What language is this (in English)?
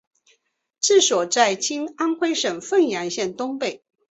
Chinese